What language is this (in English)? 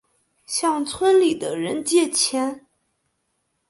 Chinese